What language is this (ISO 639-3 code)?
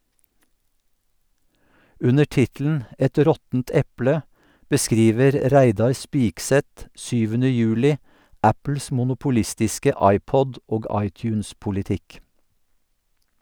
nor